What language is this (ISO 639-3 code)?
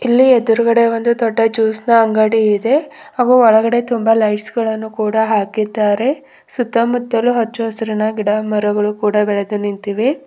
kan